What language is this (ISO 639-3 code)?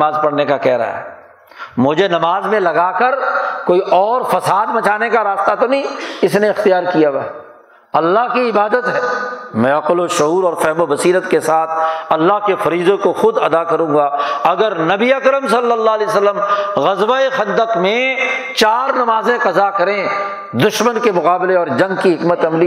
urd